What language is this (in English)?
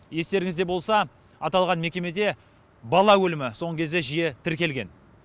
Kazakh